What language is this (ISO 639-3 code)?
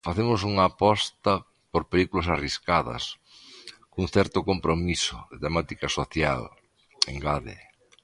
glg